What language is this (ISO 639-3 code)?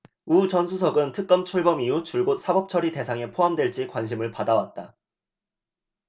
kor